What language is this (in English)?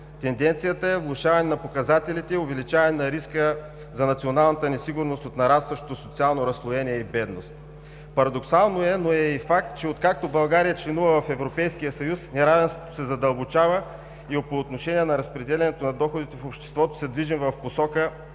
Bulgarian